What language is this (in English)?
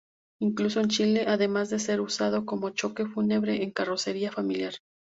Spanish